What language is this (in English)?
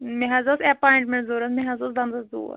Kashmiri